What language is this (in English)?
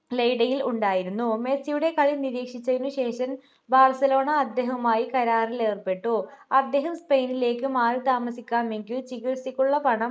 Malayalam